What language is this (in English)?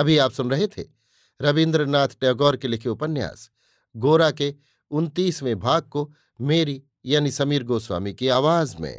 Hindi